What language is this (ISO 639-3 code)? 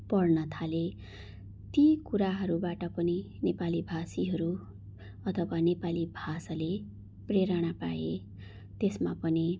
nep